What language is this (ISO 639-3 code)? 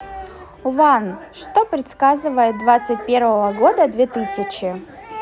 rus